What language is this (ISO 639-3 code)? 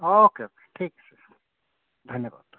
asm